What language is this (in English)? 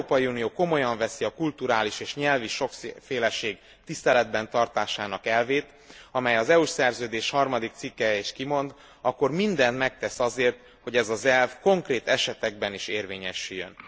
Hungarian